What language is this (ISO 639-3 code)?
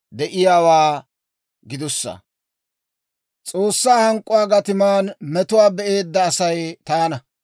dwr